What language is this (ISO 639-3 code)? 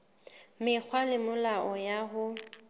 sot